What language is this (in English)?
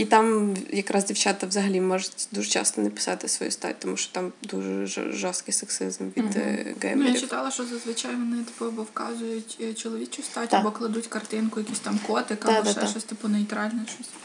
Ukrainian